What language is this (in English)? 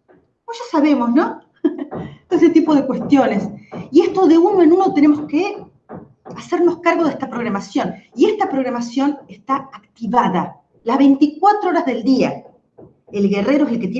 Spanish